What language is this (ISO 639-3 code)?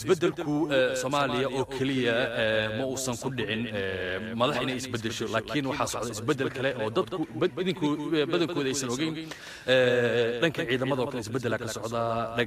ara